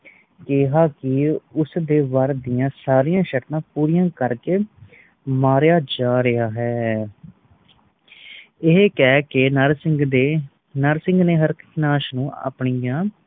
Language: Punjabi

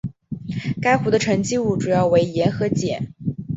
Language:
Chinese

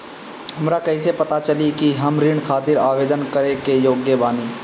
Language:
Bhojpuri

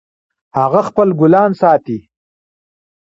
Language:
Pashto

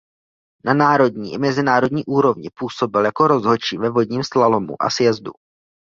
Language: Czech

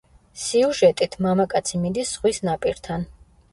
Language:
Georgian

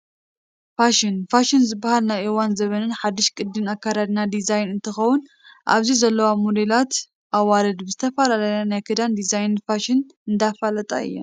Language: Tigrinya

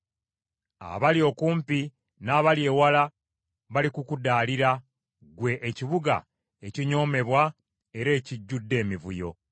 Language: Ganda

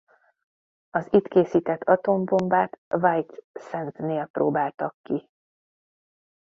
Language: Hungarian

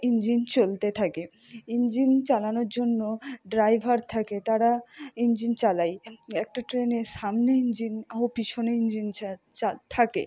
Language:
Bangla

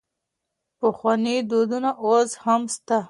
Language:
Pashto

